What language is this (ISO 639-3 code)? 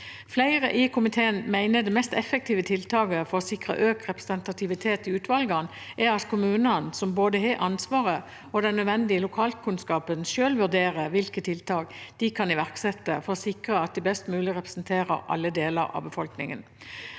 nor